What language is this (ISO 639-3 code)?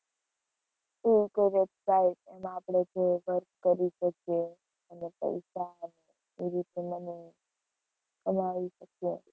guj